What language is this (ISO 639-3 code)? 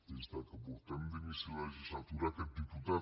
cat